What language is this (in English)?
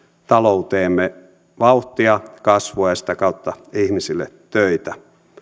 Finnish